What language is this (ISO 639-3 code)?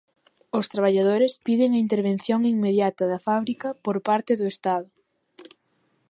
glg